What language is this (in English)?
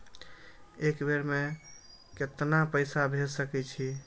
Maithili